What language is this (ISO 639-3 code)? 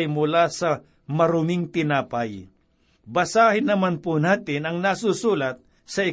fil